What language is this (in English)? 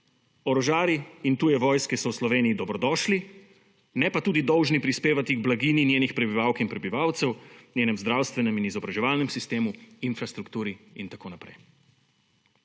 Slovenian